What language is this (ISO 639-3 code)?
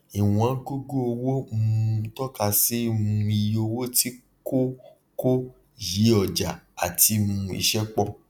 yor